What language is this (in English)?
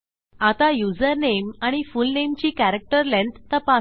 Marathi